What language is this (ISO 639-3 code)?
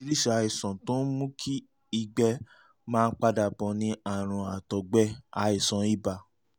yor